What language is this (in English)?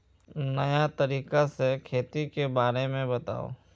Magahi